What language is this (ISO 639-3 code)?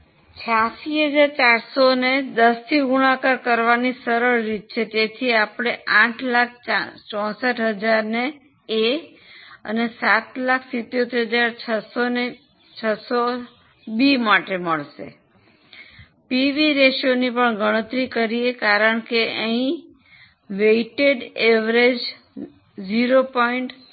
guj